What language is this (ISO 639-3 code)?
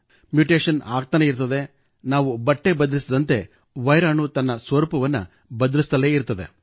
kan